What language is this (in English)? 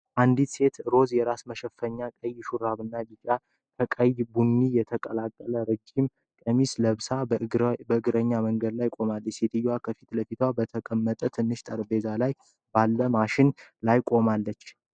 Amharic